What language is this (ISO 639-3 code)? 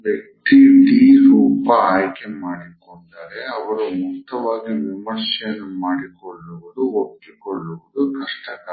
kan